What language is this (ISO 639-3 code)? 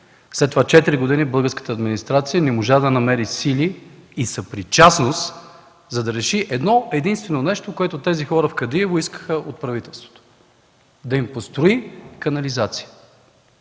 bul